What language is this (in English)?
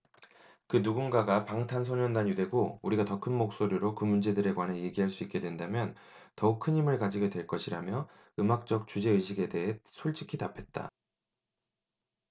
Korean